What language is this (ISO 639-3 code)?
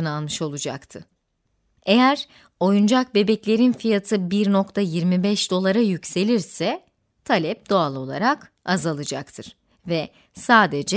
tur